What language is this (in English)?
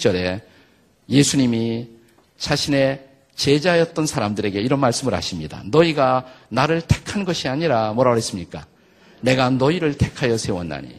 Korean